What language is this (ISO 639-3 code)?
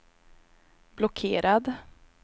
swe